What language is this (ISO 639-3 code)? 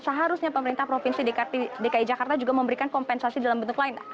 ind